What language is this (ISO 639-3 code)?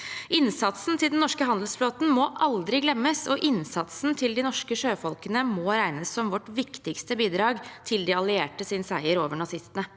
nor